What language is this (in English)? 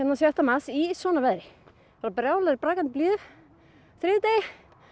Icelandic